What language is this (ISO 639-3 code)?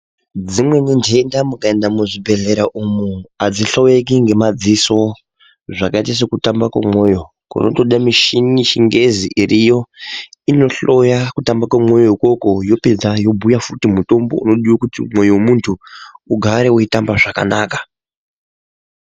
ndc